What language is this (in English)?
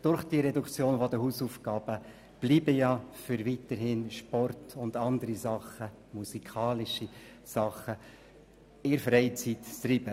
Swiss German